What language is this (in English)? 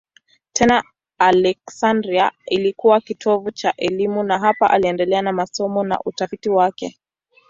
Swahili